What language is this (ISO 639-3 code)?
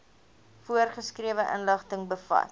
afr